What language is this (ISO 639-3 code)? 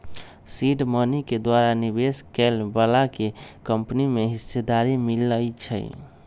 mag